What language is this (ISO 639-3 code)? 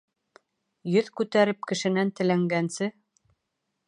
bak